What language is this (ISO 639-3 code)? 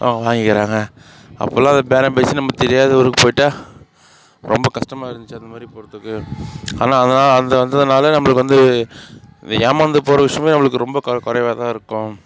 tam